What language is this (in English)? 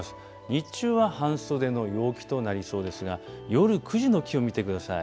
Japanese